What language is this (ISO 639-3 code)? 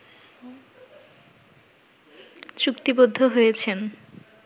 ben